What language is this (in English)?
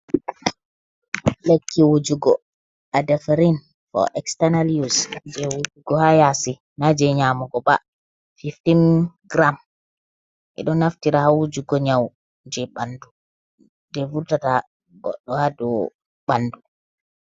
Fula